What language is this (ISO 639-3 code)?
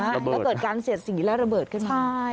tha